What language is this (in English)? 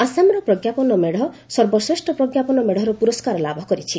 Odia